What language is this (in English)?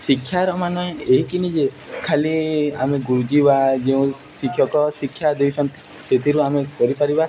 Odia